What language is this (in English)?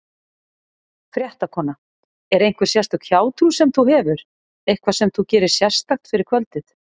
Icelandic